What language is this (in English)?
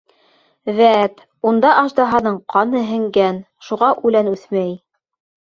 Bashkir